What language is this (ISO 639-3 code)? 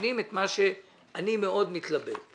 heb